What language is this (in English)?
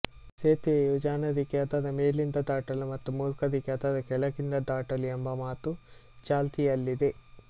Kannada